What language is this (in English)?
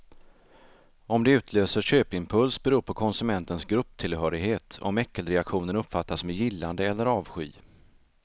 Swedish